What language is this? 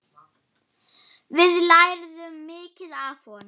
Icelandic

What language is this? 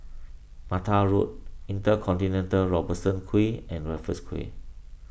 English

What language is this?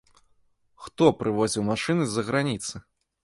Belarusian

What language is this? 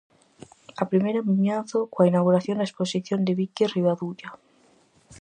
Galician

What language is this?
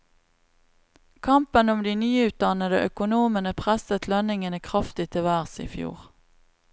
Norwegian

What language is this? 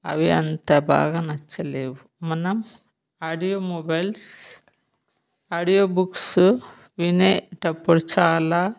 Telugu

